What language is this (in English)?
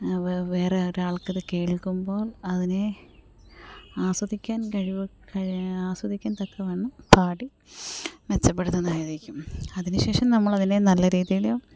Malayalam